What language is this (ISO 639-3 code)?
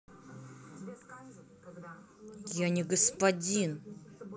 rus